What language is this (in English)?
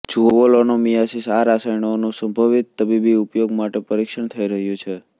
Gujarati